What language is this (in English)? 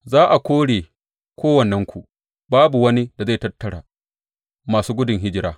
Hausa